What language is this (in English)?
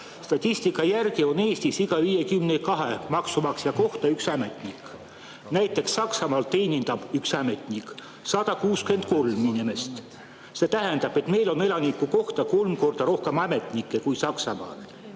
Estonian